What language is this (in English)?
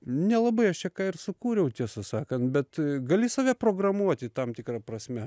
Lithuanian